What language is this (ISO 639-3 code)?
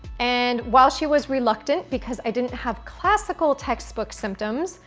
eng